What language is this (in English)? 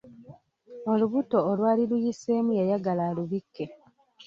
Ganda